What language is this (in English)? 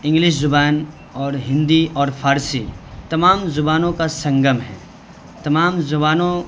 Urdu